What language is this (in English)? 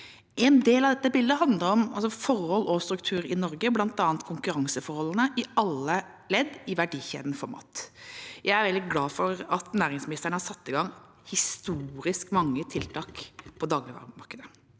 Norwegian